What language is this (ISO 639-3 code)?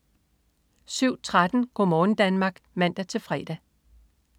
dan